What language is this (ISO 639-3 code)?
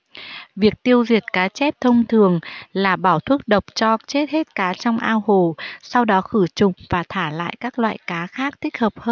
vie